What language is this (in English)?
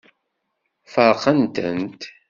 Kabyle